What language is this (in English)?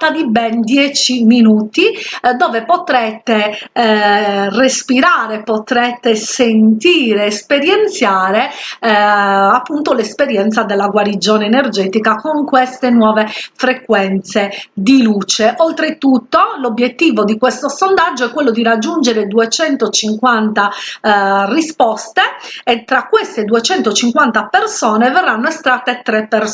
Italian